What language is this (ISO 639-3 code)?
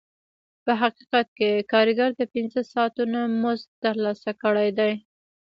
pus